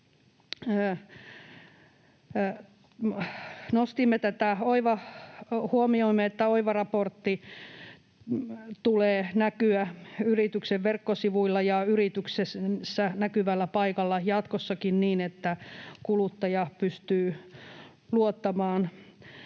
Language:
Finnish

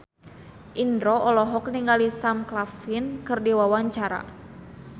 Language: Sundanese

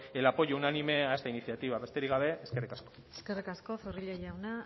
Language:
Basque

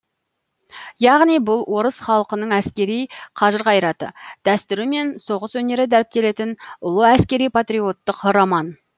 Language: Kazakh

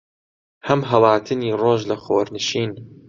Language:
Central Kurdish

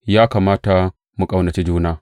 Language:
Hausa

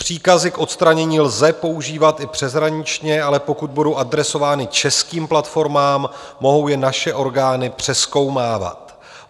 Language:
Czech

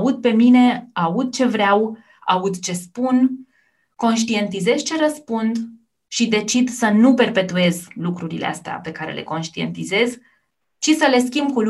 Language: Romanian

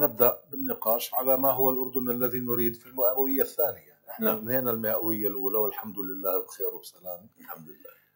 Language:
Arabic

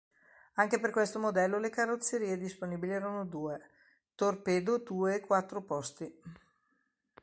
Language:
Italian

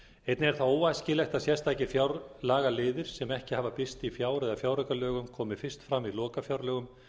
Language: Icelandic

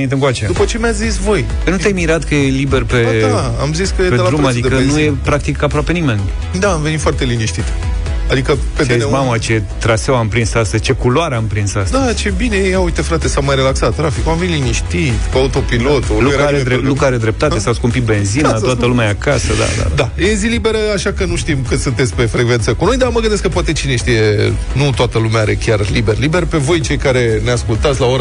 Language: Romanian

